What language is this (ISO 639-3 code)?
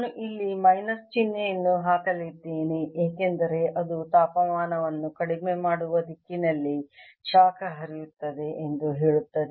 kan